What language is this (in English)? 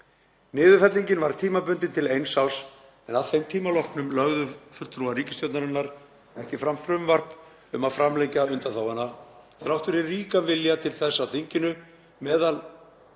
Icelandic